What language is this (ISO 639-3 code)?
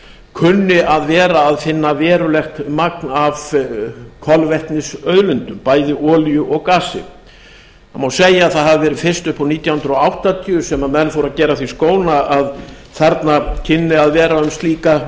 isl